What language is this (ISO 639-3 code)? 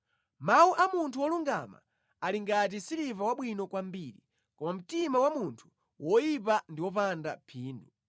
nya